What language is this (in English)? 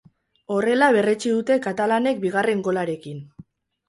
Basque